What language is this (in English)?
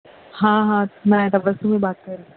Urdu